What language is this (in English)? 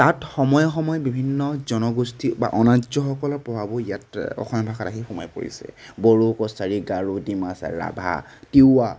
Assamese